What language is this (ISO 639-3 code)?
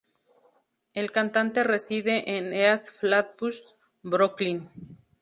spa